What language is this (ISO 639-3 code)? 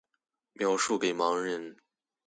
zho